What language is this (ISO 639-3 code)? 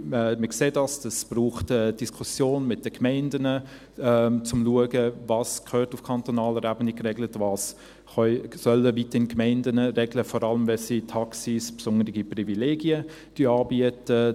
gsw